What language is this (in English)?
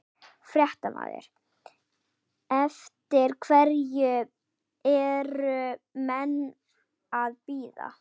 Icelandic